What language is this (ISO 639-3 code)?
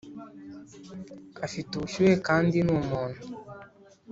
kin